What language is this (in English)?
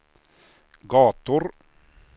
Swedish